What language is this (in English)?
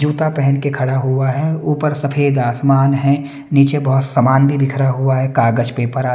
Hindi